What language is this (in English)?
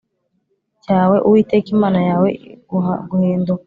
Kinyarwanda